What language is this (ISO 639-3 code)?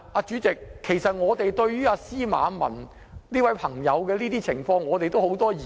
yue